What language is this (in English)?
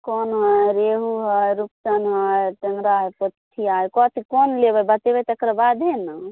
Maithili